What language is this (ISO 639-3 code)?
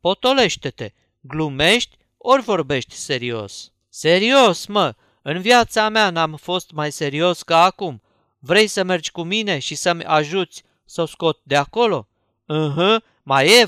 ron